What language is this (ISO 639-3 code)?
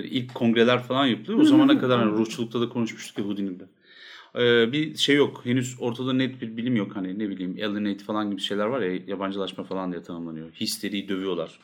tur